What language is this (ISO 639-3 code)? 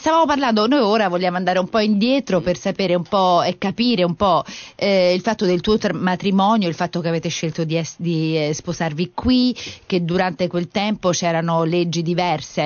ita